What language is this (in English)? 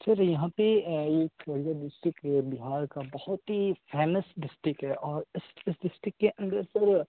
Urdu